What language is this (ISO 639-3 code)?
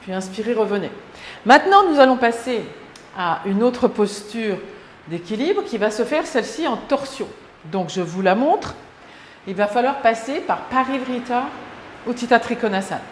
fra